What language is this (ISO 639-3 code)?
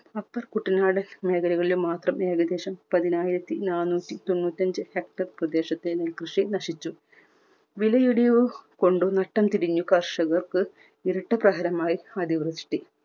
mal